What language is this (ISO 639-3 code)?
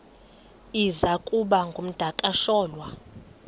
xho